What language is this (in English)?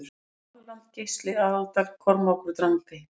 Icelandic